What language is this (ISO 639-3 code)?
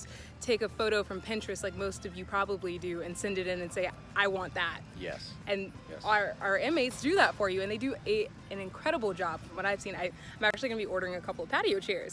eng